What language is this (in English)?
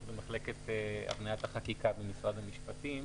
Hebrew